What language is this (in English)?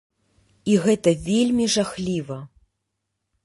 Belarusian